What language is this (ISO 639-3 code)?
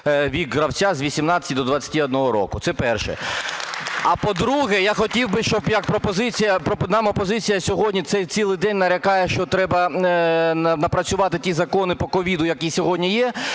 ukr